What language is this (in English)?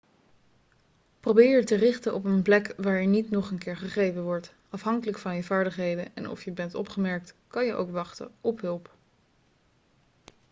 Dutch